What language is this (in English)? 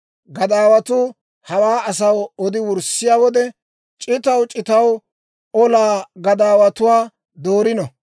Dawro